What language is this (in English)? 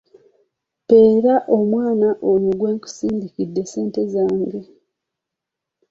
Ganda